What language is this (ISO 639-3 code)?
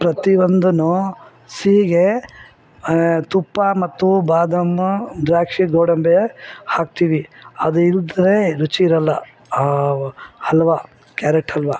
kan